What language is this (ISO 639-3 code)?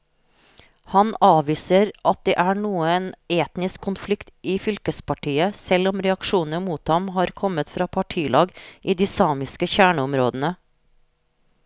nor